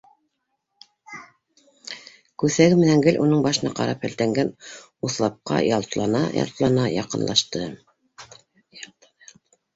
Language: Bashkir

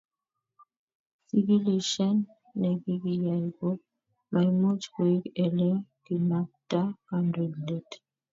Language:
Kalenjin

